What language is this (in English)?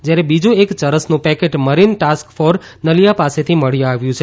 Gujarati